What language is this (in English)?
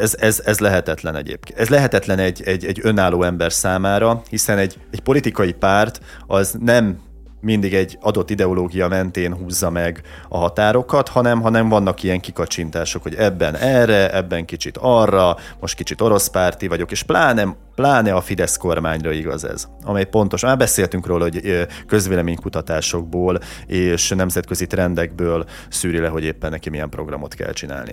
Hungarian